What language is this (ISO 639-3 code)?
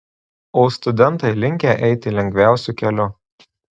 lit